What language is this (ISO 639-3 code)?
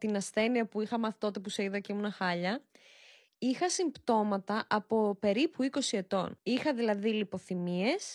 ell